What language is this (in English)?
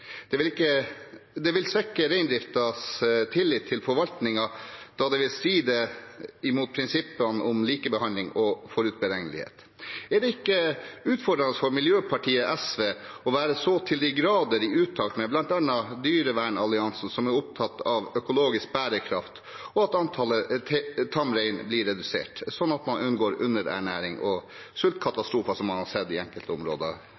Norwegian Bokmål